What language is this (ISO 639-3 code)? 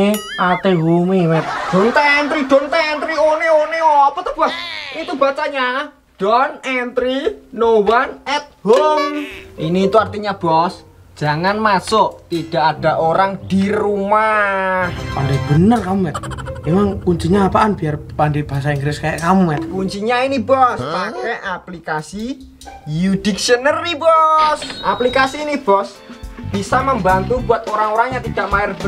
ind